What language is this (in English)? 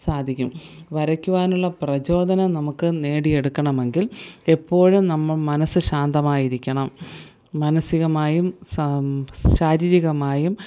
Malayalam